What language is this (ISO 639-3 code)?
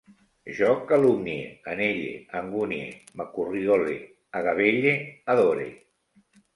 cat